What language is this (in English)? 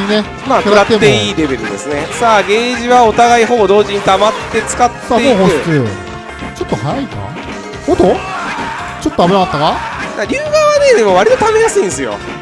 Japanese